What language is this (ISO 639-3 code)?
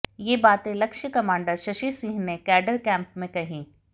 hin